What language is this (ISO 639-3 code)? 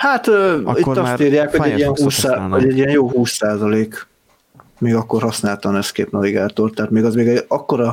hun